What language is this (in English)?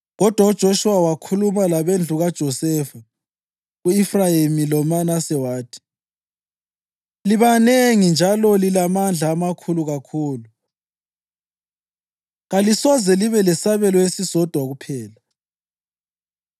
North Ndebele